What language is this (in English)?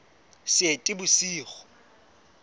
Southern Sotho